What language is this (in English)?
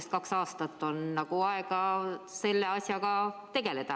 Estonian